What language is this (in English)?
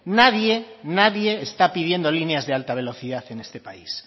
Spanish